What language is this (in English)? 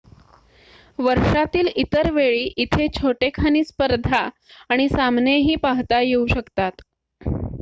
Marathi